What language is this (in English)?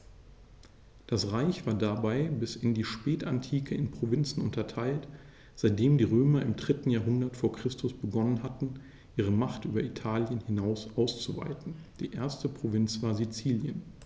German